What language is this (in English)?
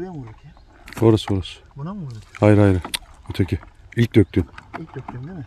Turkish